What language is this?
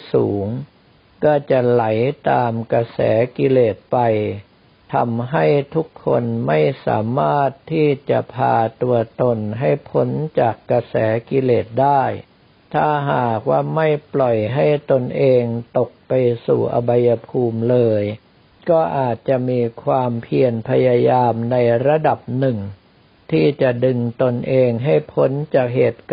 Thai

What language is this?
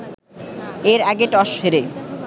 Bangla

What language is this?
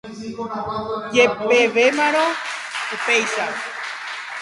Guarani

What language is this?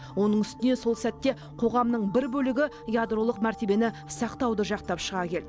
Kazakh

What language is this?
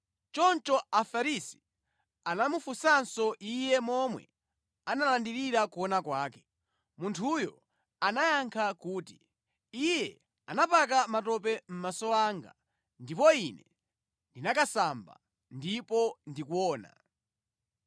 Nyanja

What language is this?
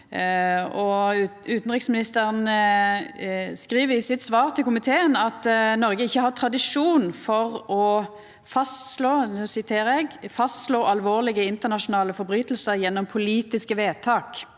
Norwegian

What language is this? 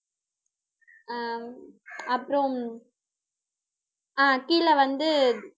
Tamil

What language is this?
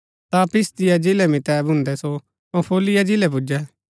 Gaddi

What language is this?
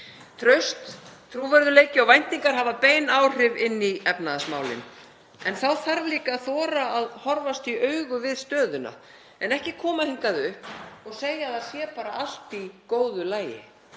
Icelandic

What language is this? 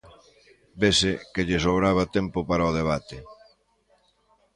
Galician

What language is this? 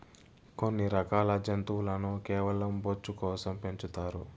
Telugu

